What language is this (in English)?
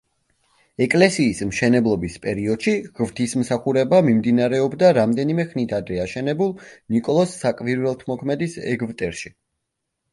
Georgian